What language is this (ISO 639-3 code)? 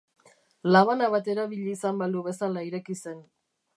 eus